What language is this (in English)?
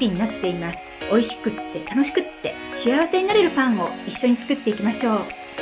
Japanese